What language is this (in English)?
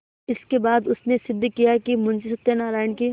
Hindi